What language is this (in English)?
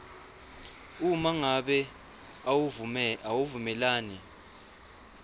Swati